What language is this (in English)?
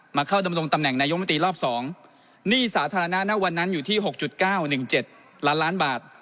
Thai